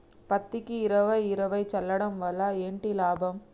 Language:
Telugu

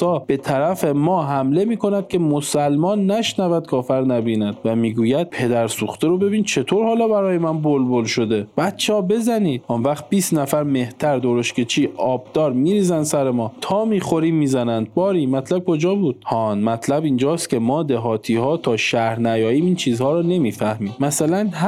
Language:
Persian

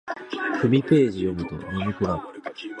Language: Japanese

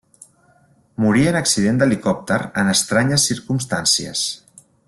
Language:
Catalan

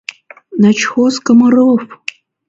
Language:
Mari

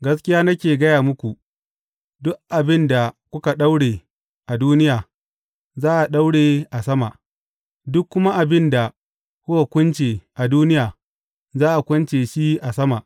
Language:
Hausa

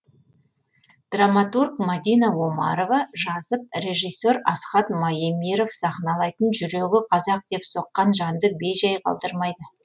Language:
Kazakh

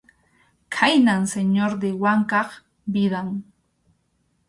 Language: Arequipa-La Unión Quechua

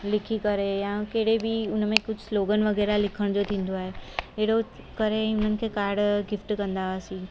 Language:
Sindhi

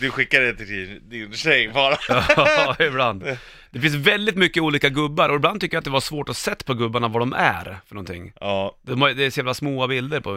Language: Swedish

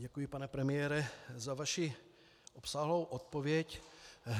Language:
Czech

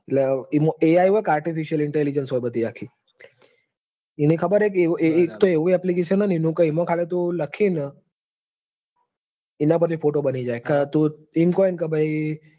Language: Gujarati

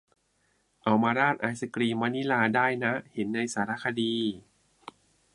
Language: Thai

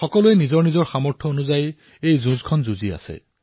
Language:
Assamese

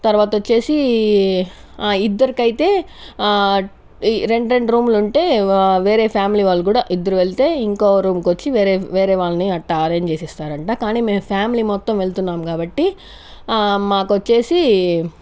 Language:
Telugu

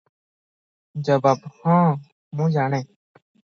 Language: Odia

